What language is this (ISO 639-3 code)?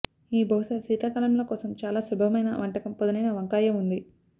tel